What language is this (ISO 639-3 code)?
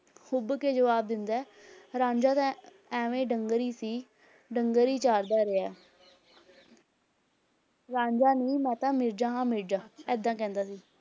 pan